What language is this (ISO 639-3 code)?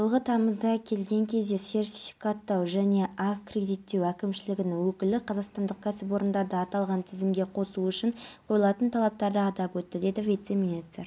kaz